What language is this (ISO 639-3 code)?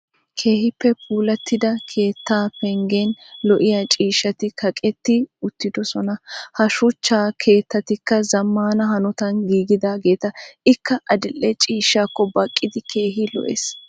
wal